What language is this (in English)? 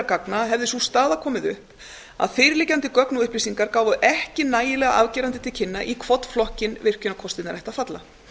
Icelandic